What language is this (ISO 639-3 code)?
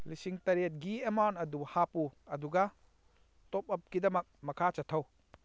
mni